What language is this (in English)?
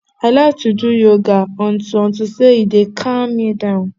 Nigerian Pidgin